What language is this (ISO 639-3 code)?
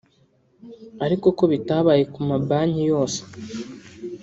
kin